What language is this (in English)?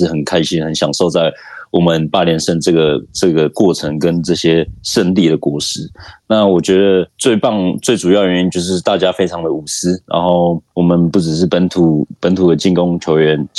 Chinese